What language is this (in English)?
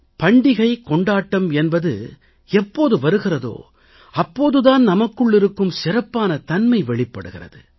Tamil